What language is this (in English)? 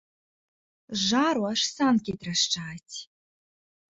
Belarusian